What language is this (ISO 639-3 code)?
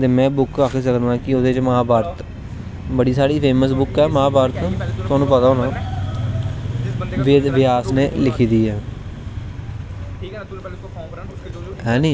doi